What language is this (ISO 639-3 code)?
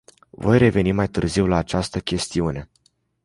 ron